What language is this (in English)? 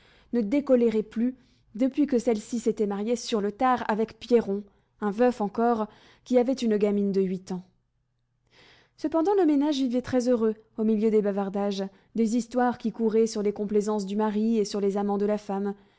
French